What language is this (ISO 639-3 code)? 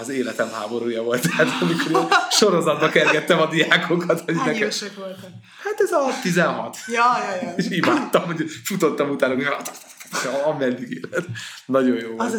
hun